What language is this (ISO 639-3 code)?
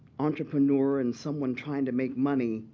eng